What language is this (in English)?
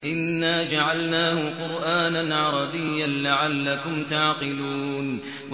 Arabic